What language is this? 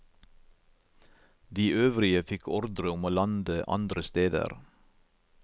Norwegian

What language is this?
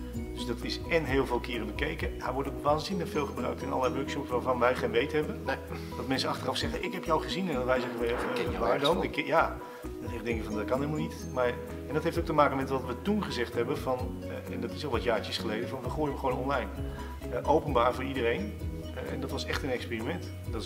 Dutch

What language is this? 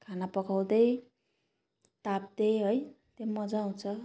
Nepali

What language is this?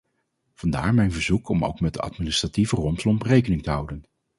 Dutch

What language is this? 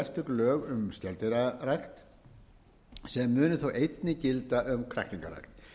Icelandic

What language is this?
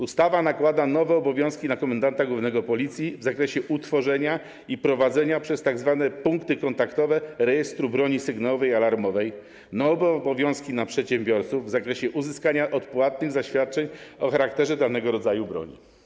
Polish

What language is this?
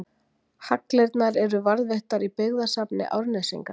Icelandic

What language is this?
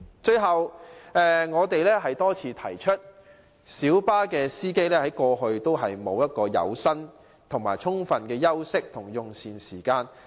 Cantonese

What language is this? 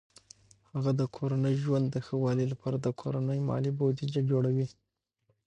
Pashto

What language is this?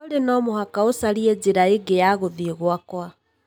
Kikuyu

